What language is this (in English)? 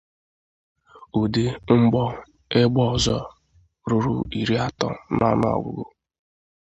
Igbo